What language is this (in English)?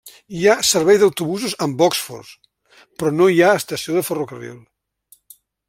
Catalan